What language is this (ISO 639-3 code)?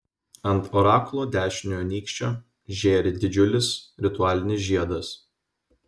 lit